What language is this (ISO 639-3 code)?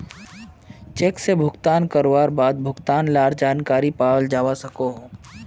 mag